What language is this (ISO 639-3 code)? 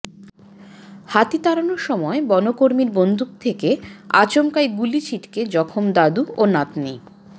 ben